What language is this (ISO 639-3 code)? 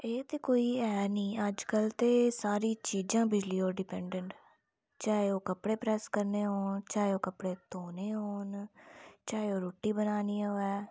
doi